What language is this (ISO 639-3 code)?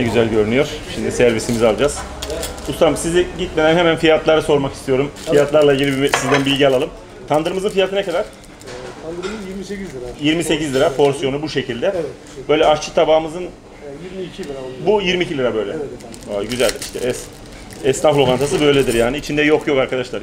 tur